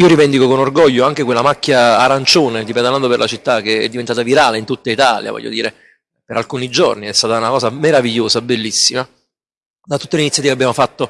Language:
Italian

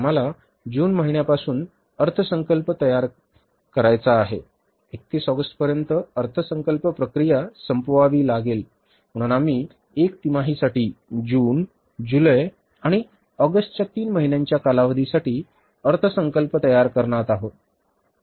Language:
Marathi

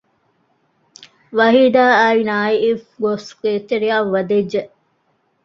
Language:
Divehi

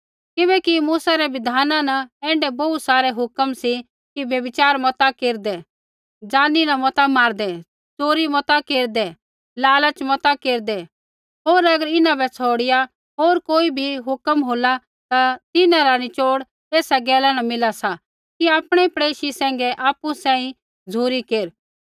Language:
Kullu Pahari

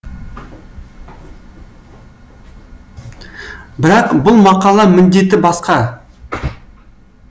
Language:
Kazakh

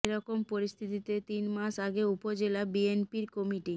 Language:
Bangla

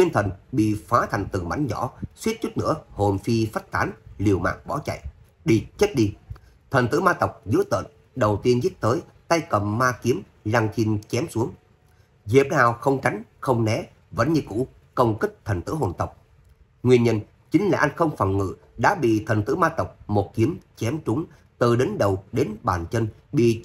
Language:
Vietnamese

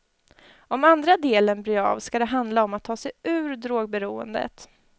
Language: Swedish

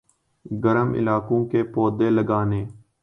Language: Urdu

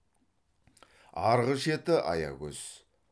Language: Kazakh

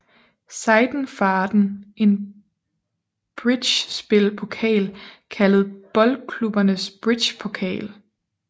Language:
Danish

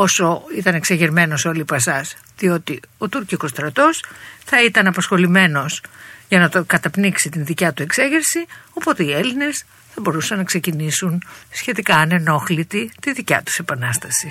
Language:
Greek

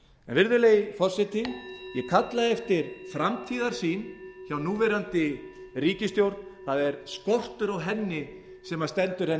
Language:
Icelandic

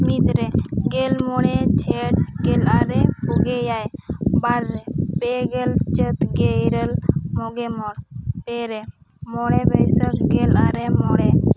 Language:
Santali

